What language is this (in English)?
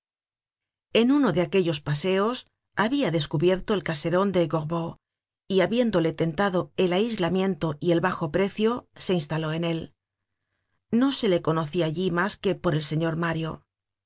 Spanish